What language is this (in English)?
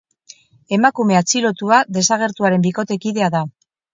Basque